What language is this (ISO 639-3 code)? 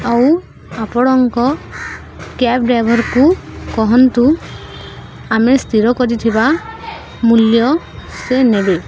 ori